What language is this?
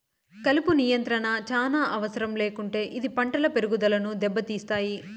Telugu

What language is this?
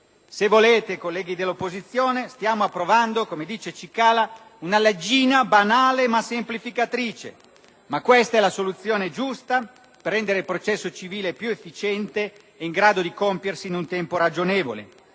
Italian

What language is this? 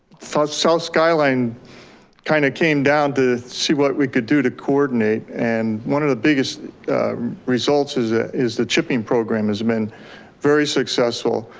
English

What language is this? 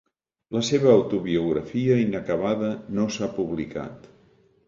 Catalan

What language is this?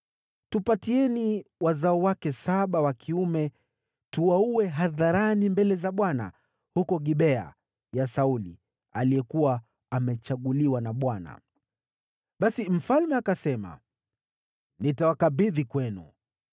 Swahili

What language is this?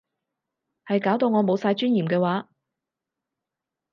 Cantonese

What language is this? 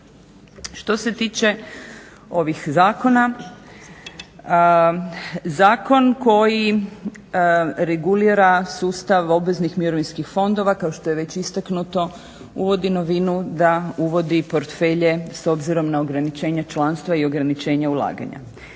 Croatian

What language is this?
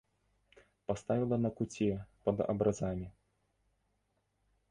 Belarusian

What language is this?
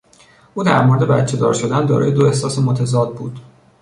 Persian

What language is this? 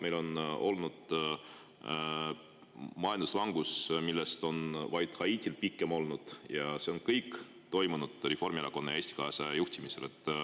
Estonian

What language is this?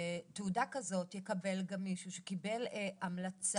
Hebrew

